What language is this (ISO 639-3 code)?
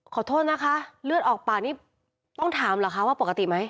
tha